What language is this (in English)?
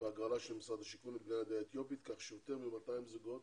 Hebrew